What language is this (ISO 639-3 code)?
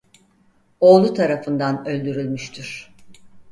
tur